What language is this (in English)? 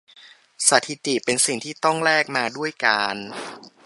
Thai